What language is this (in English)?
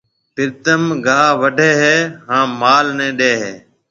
Marwari (Pakistan)